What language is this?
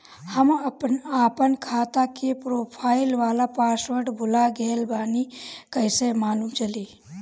Bhojpuri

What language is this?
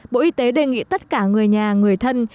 Vietnamese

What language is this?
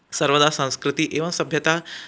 Sanskrit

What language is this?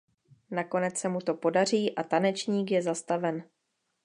Czech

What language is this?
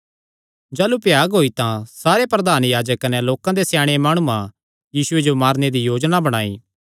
Kangri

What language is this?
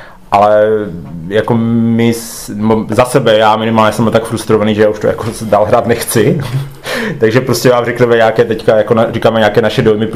Czech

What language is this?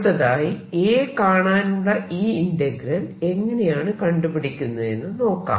Malayalam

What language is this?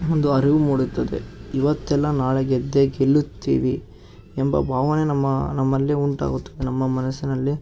Kannada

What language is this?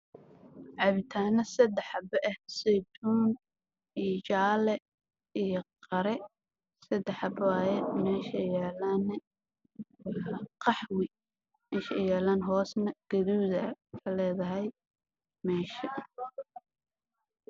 Somali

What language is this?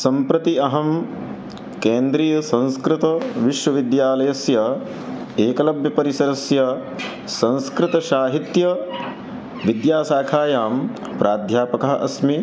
Sanskrit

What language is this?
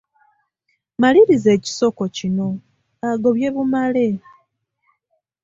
Ganda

